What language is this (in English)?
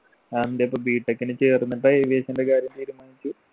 Malayalam